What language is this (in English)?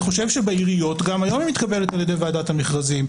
Hebrew